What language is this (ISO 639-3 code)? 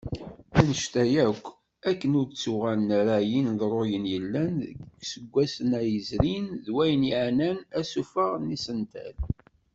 kab